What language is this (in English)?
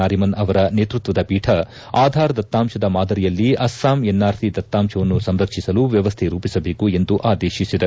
Kannada